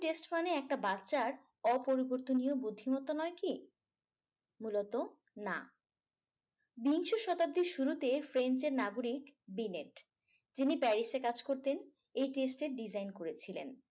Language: Bangla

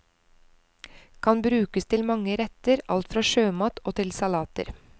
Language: Norwegian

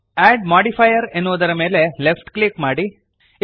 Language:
Kannada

